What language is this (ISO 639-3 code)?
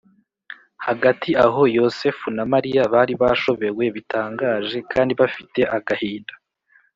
kin